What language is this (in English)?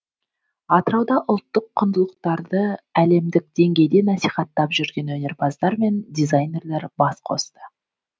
Kazakh